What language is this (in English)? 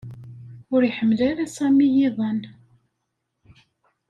Kabyle